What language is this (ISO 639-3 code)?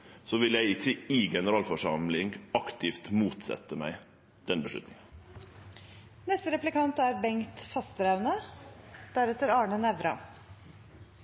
nno